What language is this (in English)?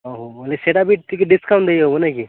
Odia